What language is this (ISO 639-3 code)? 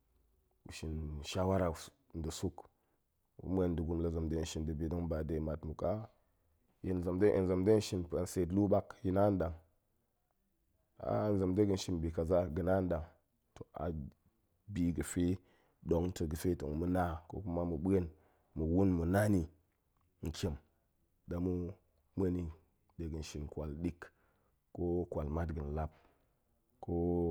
ank